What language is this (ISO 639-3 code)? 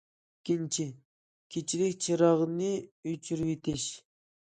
uig